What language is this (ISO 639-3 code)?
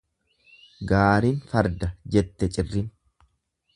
orm